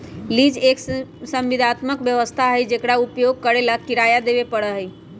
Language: Magahi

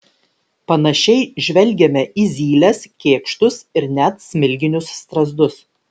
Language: Lithuanian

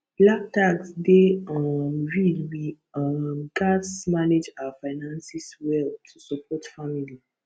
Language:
Nigerian Pidgin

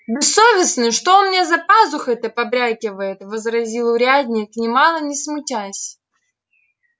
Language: Russian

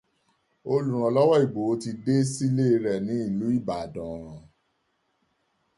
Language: Yoruba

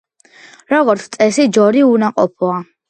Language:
Georgian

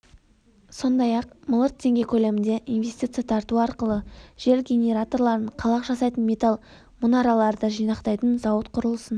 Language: Kazakh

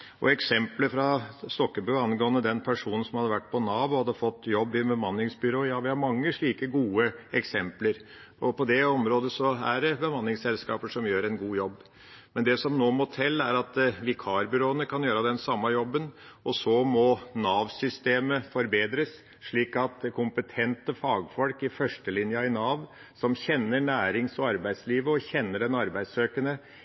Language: Norwegian Bokmål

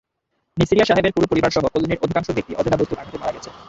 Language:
Bangla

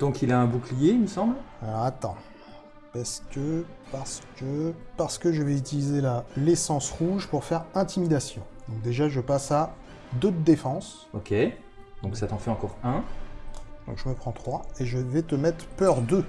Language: French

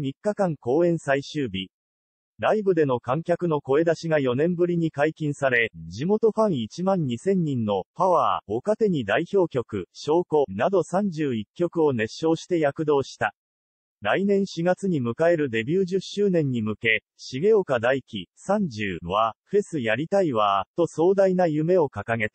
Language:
Japanese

